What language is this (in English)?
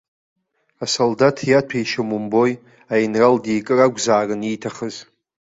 Abkhazian